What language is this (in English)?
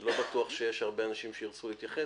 Hebrew